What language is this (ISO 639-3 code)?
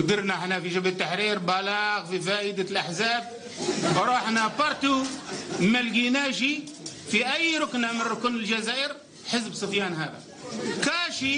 ara